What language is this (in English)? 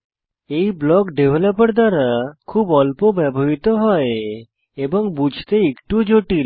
Bangla